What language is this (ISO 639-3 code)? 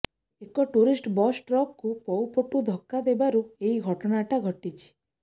ori